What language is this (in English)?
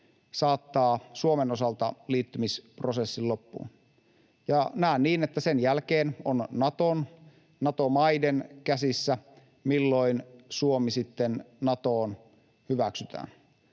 Finnish